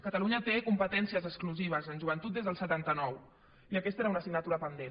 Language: Catalan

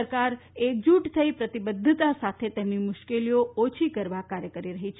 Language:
Gujarati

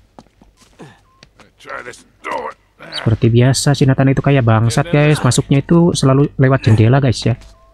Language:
Indonesian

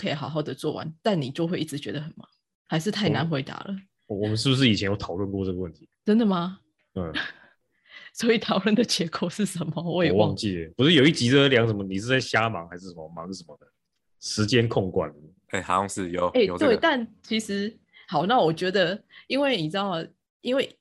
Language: Chinese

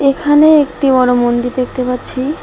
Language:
Bangla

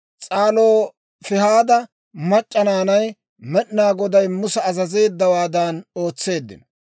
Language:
Dawro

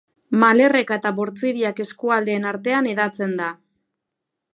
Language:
Basque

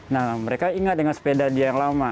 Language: Indonesian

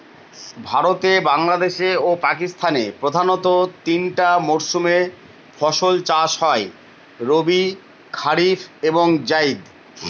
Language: Bangla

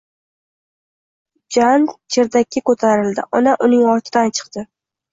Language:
Uzbek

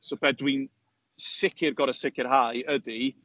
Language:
Welsh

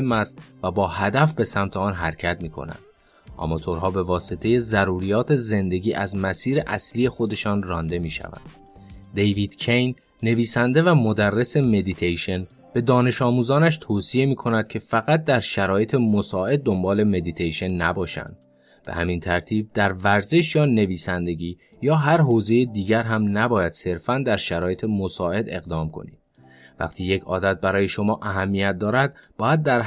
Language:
Persian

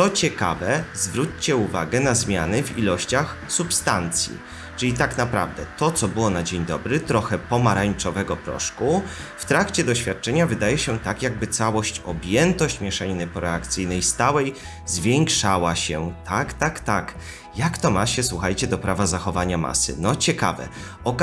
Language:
Polish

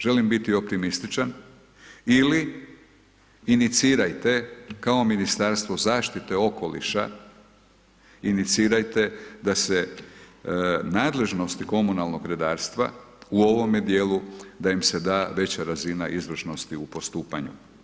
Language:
Croatian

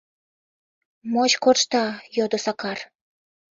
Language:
Mari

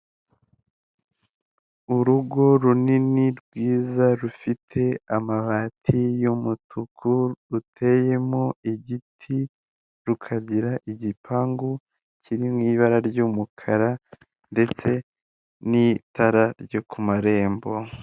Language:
Kinyarwanda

